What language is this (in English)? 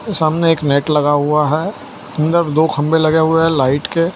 Hindi